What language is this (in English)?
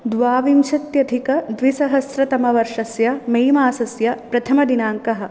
Sanskrit